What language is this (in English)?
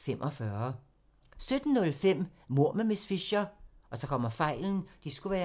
Danish